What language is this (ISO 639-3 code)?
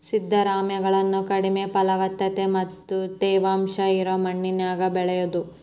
kan